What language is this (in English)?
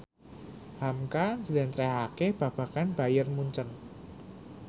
Javanese